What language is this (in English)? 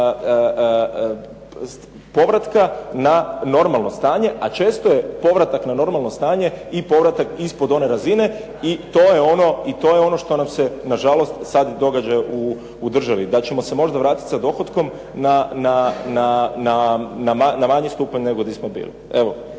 Croatian